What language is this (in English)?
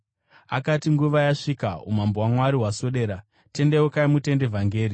Shona